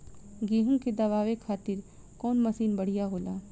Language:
Bhojpuri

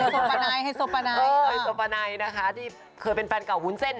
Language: Thai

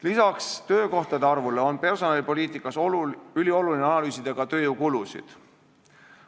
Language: Estonian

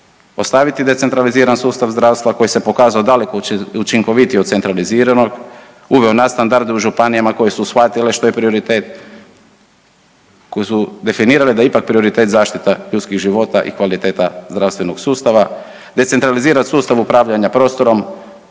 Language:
Croatian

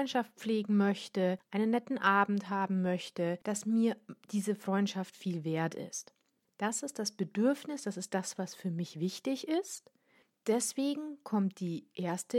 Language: German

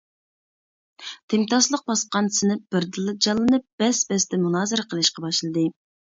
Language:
Uyghur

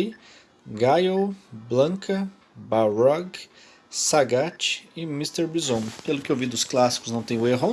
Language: Portuguese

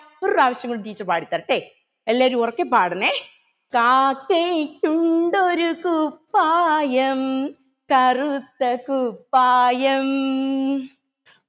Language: Malayalam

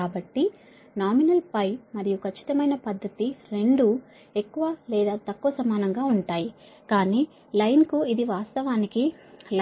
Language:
Telugu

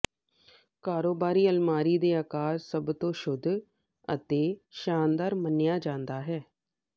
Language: Punjabi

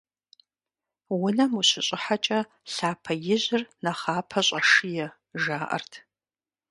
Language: Kabardian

